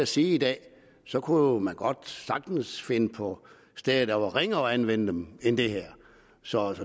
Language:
Danish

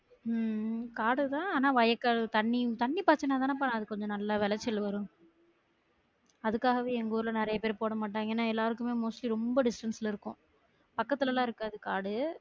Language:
Tamil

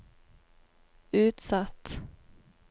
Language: Norwegian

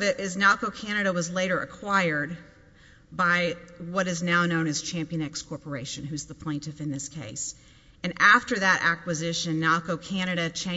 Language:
English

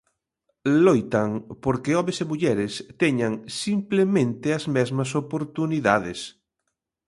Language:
Galician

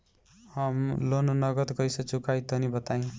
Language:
Bhojpuri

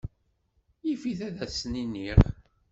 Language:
Kabyle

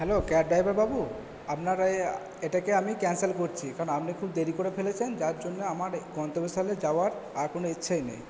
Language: Bangla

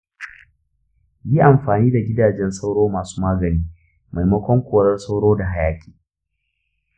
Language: Hausa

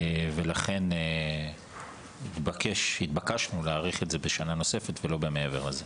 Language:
Hebrew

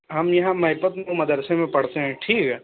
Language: Urdu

